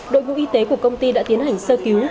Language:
Vietnamese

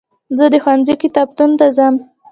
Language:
Pashto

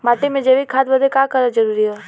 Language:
Bhojpuri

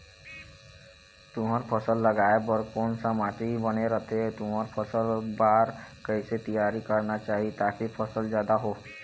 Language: Chhattisgarhi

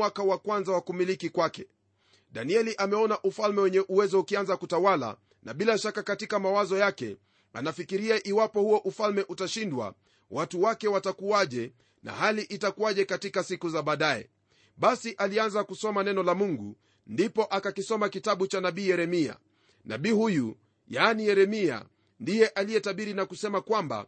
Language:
Swahili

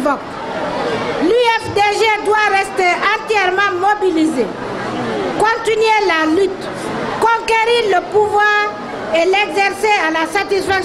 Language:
French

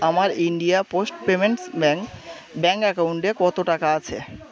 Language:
Bangla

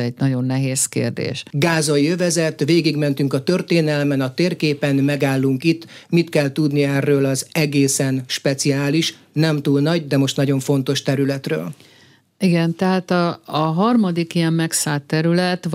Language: Hungarian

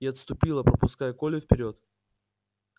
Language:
Russian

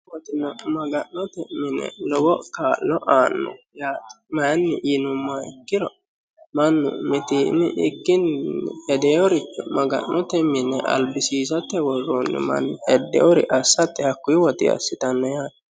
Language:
Sidamo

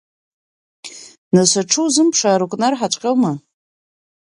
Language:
Abkhazian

